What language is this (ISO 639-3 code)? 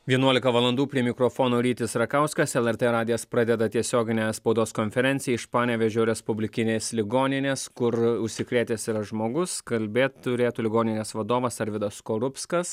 lit